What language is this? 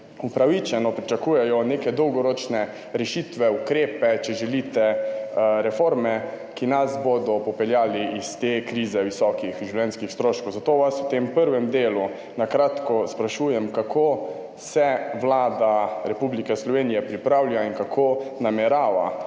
Slovenian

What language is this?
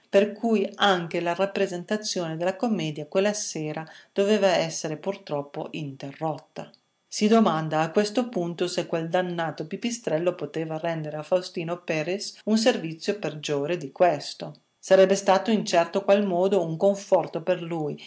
Italian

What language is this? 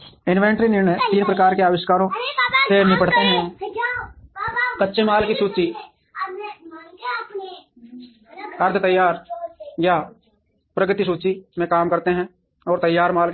Hindi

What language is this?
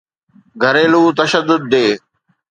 Sindhi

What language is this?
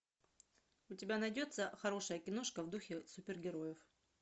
Russian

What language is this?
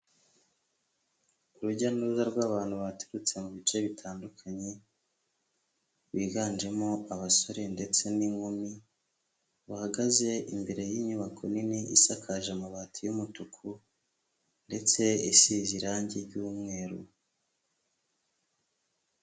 Kinyarwanda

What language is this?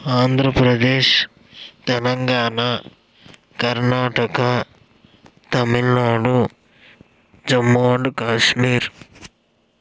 Telugu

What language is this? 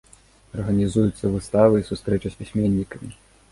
Belarusian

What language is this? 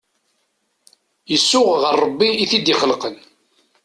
Kabyle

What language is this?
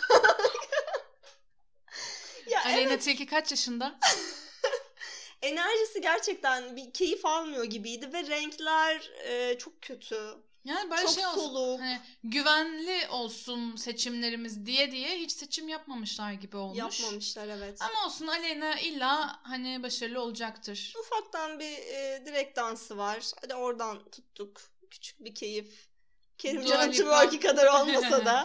Turkish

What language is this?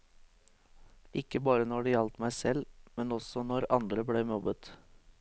Norwegian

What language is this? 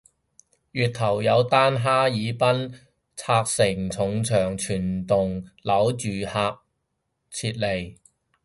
Cantonese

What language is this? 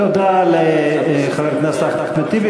Hebrew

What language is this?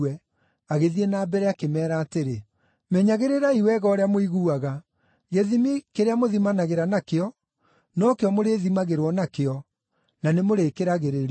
Kikuyu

